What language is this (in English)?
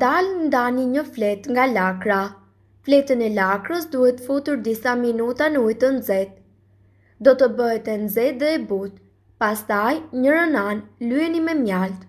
Romanian